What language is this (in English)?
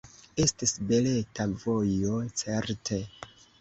Esperanto